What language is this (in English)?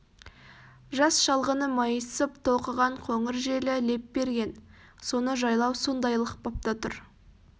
Kazakh